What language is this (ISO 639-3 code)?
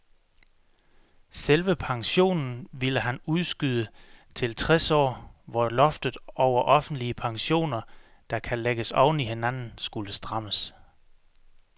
dan